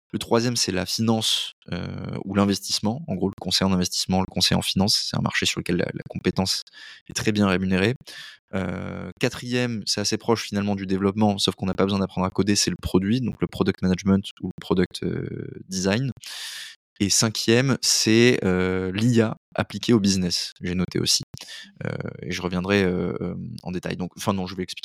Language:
French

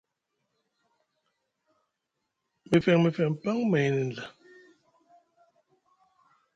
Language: Musgu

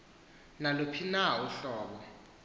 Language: Xhosa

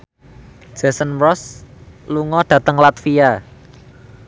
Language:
Javanese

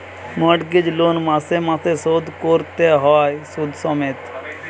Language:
Bangla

